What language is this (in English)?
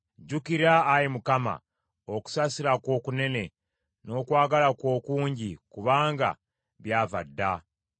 Ganda